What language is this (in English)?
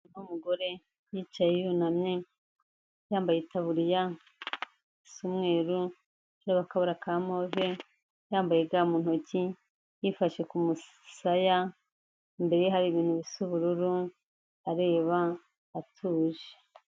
Kinyarwanda